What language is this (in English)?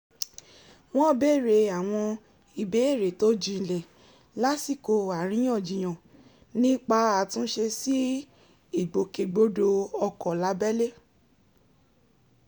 Yoruba